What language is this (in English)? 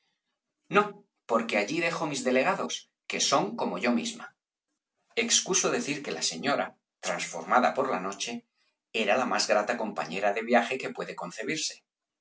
Spanish